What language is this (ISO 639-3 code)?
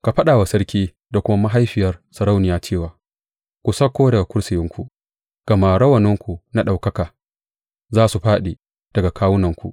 hau